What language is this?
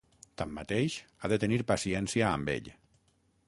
Catalan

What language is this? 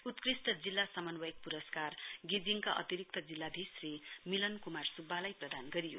Nepali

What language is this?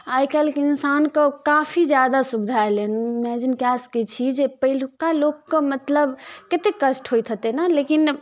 Maithili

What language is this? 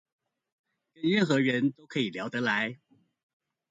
Chinese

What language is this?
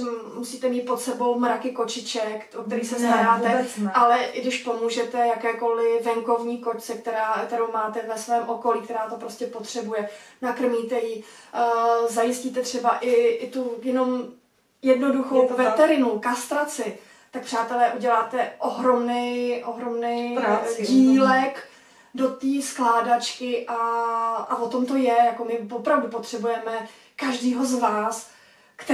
Czech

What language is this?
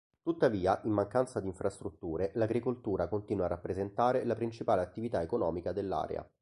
Italian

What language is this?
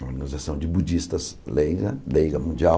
Portuguese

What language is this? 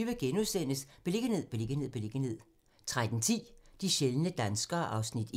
Danish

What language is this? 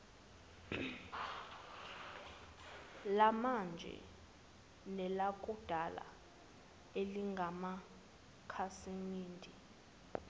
Zulu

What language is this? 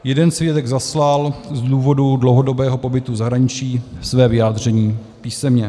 Czech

